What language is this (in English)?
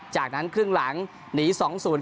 Thai